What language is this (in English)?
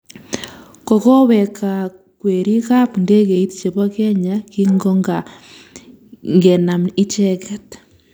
Kalenjin